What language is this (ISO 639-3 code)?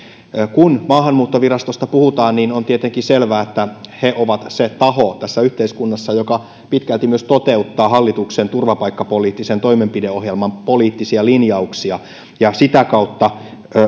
fin